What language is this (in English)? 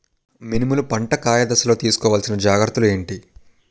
Telugu